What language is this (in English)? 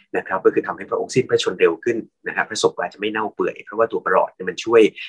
Thai